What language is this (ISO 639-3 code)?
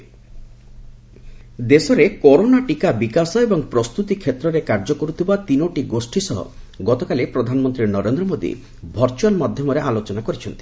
ori